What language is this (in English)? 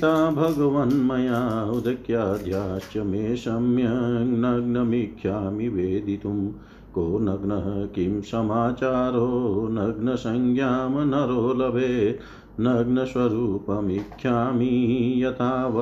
Hindi